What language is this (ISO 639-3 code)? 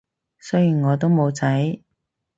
yue